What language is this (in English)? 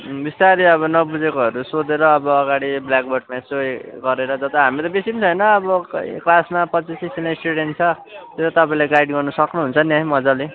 Nepali